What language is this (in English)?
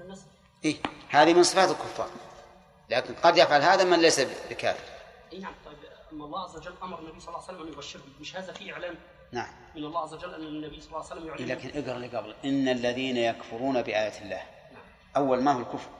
Arabic